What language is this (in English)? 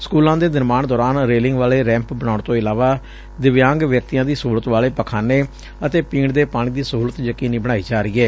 Punjabi